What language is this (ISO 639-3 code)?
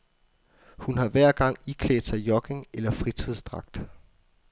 dan